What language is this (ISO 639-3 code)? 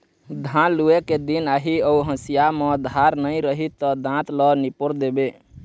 hne